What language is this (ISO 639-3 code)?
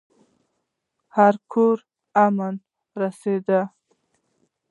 pus